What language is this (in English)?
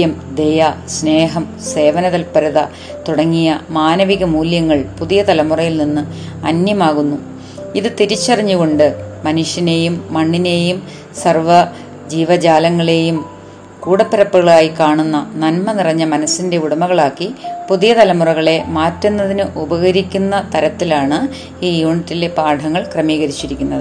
Malayalam